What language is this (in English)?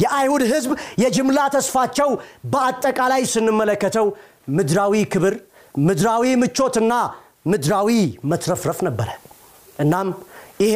Amharic